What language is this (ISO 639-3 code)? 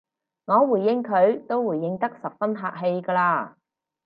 yue